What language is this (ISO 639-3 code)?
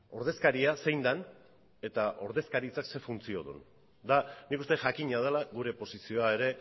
eus